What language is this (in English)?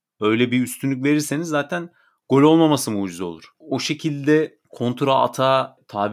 Turkish